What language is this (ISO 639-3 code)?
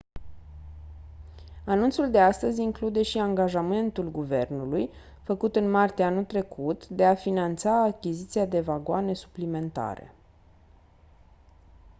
ron